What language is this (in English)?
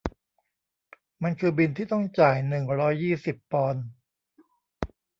Thai